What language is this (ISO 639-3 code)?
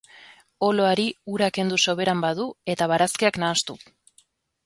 eus